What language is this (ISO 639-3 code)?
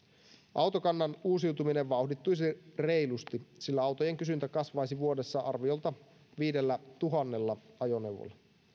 fin